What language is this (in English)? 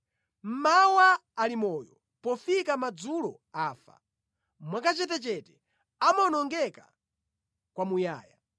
Nyanja